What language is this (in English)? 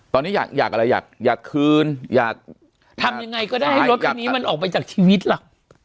Thai